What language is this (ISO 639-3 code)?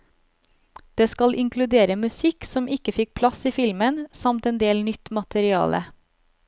nor